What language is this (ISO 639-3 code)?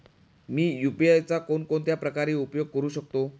mar